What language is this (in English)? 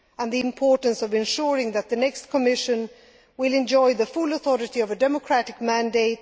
English